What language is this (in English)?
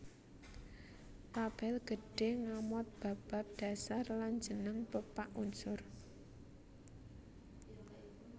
Javanese